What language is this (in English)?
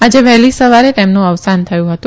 Gujarati